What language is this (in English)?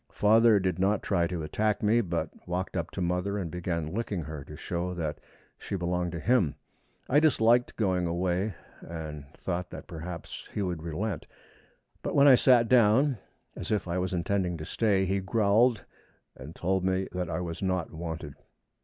English